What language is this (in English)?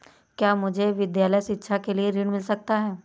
Hindi